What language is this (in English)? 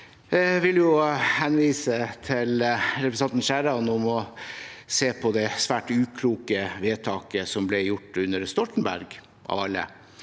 Norwegian